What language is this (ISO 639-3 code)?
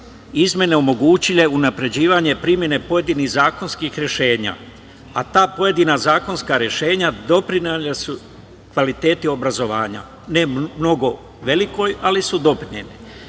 srp